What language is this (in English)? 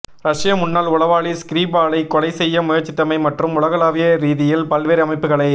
Tamil